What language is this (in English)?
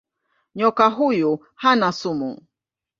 Swahili